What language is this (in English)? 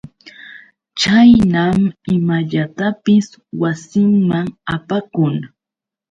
Yauyos Quechua